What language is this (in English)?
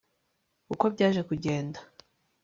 Kinyarwanda